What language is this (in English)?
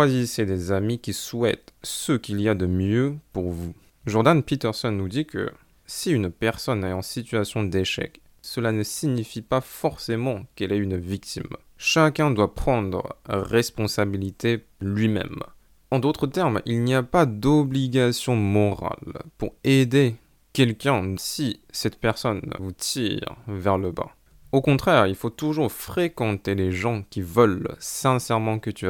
French